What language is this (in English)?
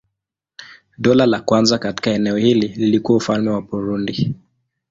Swahili